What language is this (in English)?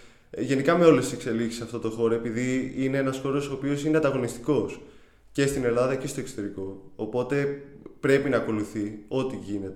Greek